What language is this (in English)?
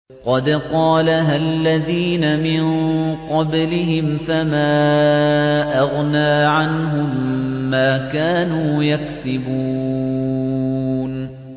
Arabic